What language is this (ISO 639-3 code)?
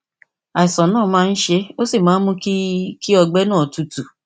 yor